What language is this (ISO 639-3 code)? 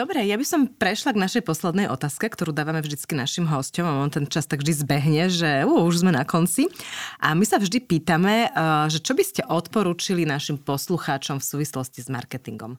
slk